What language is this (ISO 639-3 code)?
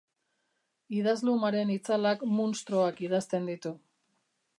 eus